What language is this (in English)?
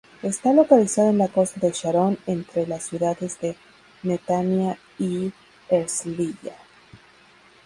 Spanish